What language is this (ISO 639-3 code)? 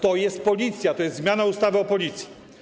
pol